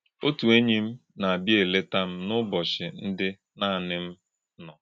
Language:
Igbo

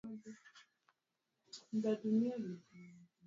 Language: Swahili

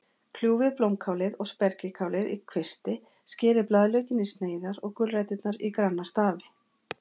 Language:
Icelandic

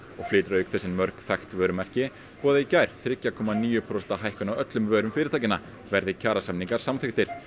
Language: Icelandic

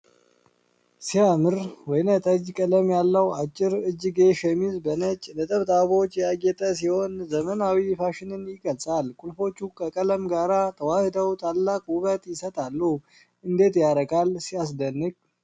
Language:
Amharic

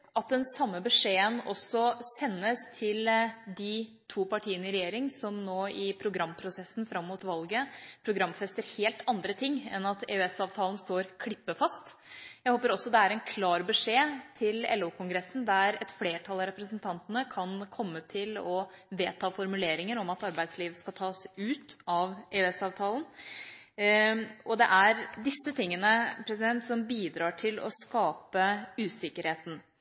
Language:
Norwegian Bokmål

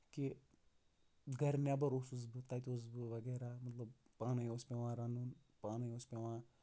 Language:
Kashmiri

